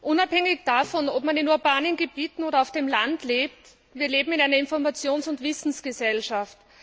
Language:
German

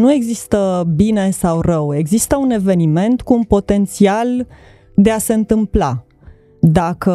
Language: Romanian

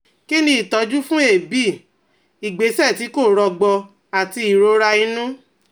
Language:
Yoruba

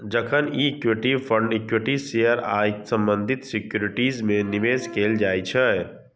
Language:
Maithili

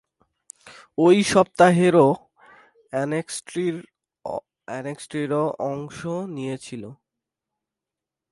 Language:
Bangla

